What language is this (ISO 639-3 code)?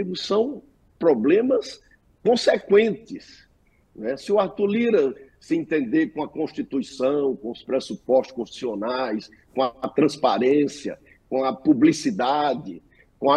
por